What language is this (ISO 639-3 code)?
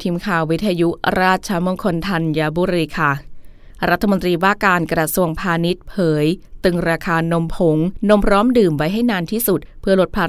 tha